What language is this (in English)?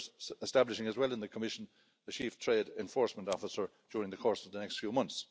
English